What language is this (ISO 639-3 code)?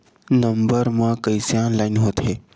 hne